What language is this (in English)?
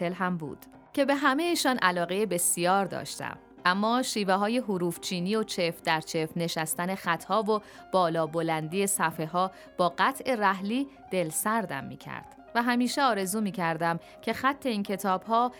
Persian